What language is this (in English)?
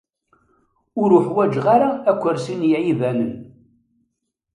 Kabyle